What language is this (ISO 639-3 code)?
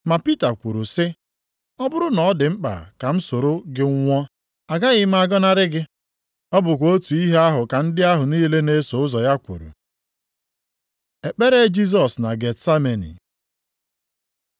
ibo